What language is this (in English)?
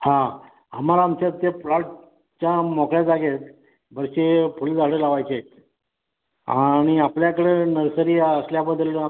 Marathi